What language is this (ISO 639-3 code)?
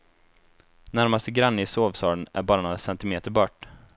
swe